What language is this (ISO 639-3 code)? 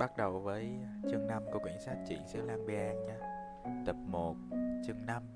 vie